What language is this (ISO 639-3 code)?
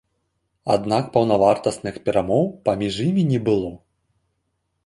bel